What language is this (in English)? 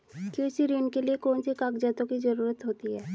Hindi